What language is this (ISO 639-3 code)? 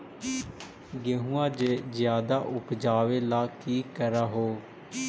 mag